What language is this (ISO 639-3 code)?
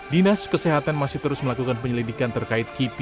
ind